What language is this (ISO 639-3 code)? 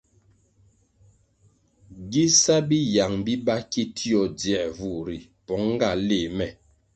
nmg